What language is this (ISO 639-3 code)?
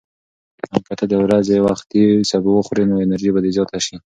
pus